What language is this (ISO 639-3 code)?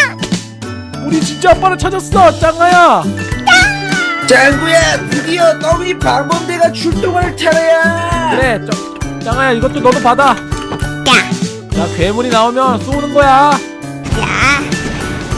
kor